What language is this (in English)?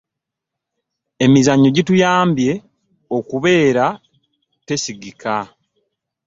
Ganda